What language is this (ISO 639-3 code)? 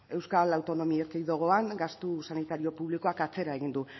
eus